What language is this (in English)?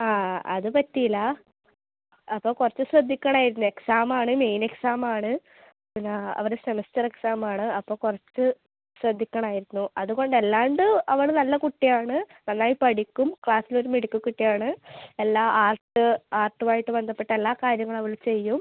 Malayalam